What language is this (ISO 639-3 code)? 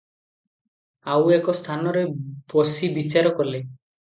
ori